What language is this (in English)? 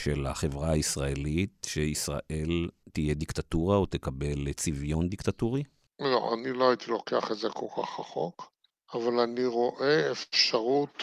Hebrew